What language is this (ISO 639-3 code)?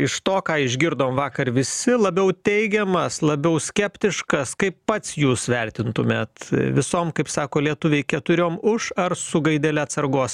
lit